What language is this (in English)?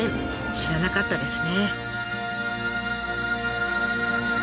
Japanese